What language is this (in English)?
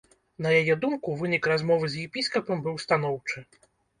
Belarusian